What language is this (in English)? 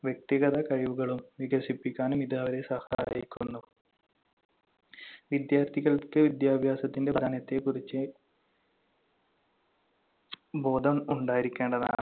Malayalam